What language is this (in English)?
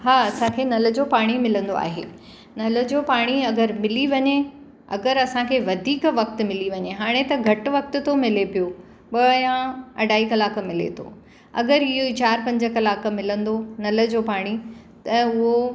Sindhi